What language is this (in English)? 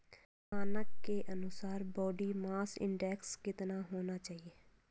Hindi